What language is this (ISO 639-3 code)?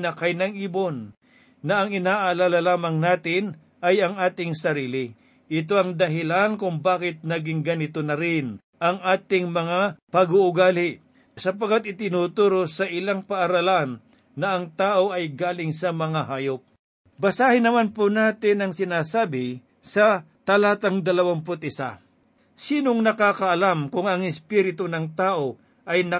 fil